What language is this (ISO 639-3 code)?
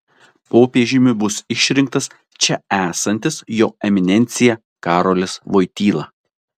lit